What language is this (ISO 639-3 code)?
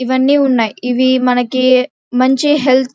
tel